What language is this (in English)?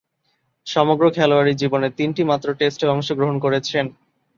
Bangla